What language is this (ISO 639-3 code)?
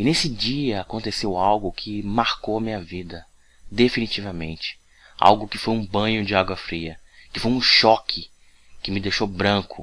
por